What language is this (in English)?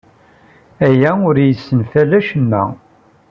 Kabyle